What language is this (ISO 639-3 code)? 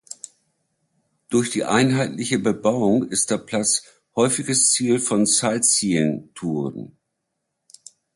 deu